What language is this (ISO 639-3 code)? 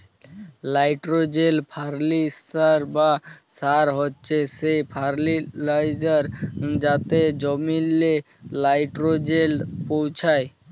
ben